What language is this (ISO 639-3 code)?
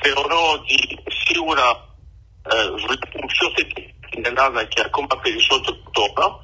ell